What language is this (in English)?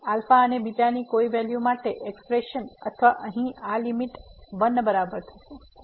Gujarati